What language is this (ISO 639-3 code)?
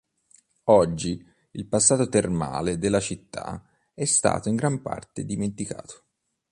ita